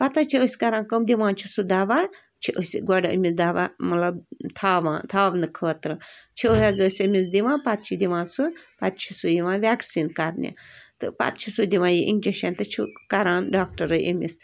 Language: Kashmiri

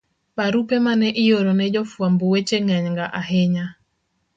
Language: Luo (Kenya and Tanzania)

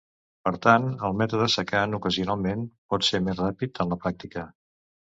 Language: Catalan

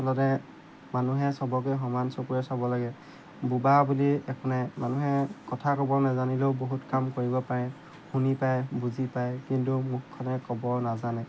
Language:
Assamese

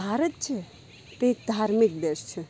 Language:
Gujarati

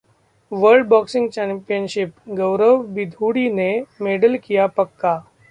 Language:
Hindi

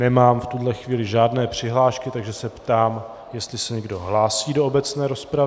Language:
Czech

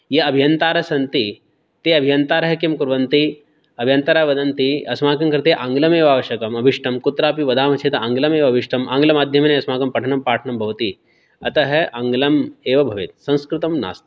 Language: Sanskrit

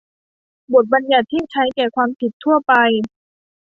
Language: Thai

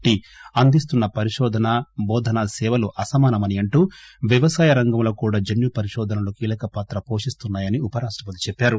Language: Telugu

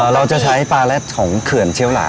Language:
Thai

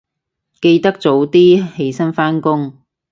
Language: Cantonese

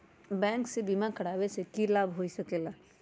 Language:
Magahi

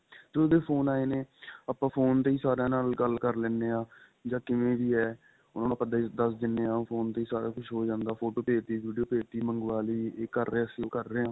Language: Punjabi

